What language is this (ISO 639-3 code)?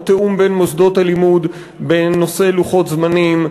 heb